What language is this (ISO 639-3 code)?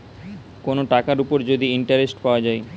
ben